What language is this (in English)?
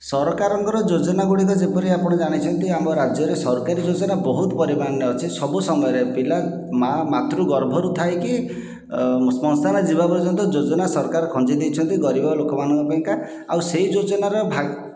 Odia